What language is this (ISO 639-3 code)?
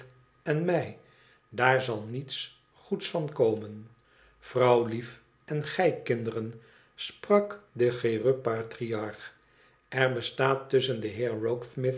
nld